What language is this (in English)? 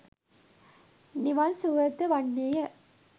Sinhala